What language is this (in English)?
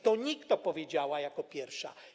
Polish